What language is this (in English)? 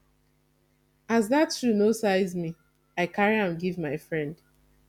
Nigerian Pidgin